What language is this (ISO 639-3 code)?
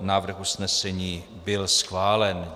ces